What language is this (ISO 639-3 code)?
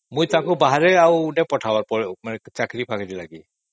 ori